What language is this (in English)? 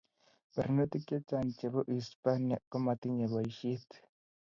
Kalenjin